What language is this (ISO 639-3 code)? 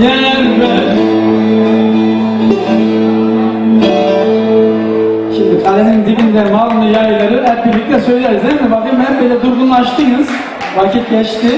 tur